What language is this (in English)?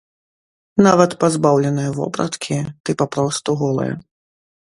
Belarusian